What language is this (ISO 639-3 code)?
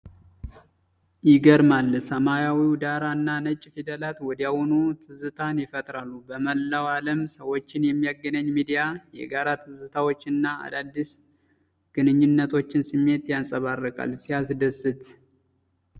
amh